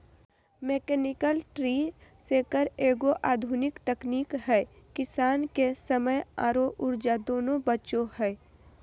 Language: Magahi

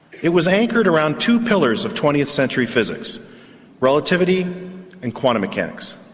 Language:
English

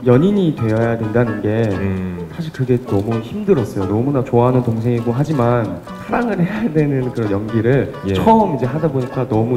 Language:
Korean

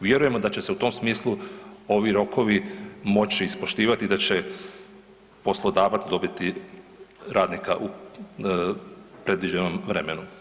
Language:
Croatian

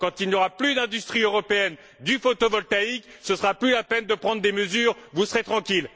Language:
French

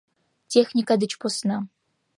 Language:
Mari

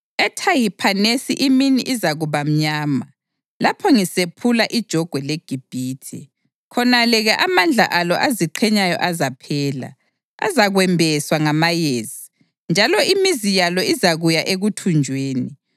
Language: North Ndebele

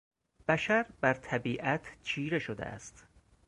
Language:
Persian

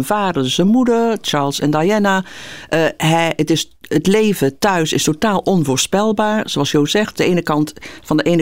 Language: Dutch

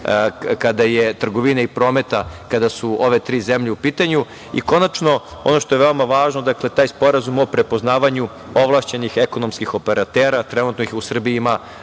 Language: Serbian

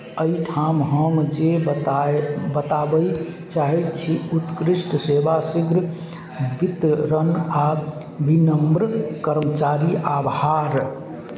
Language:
Maithili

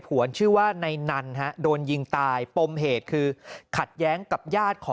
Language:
Thai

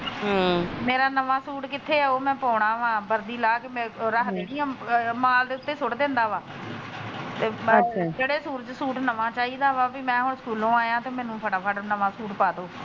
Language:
Punjabi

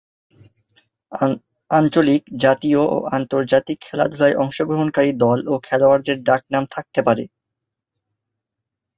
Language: Bangla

